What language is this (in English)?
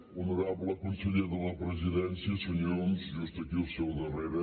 Catalan